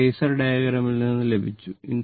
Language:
Malayalam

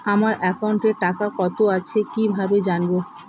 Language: Bangla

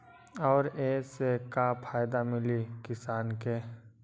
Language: Magahi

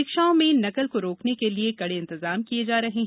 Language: Hindi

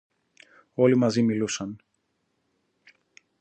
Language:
Greek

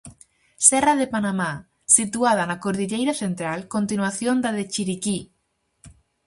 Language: Galician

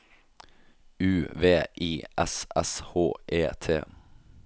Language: Norwegian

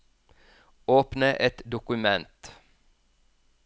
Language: Norwegian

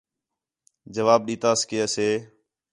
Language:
Khetrani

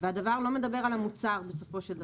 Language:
Hebrew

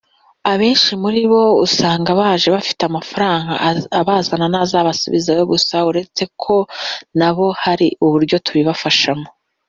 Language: Kinyarwanda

